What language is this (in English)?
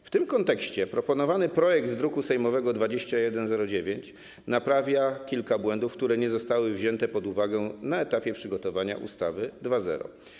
Polish